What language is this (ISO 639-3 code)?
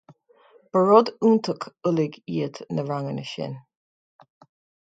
gle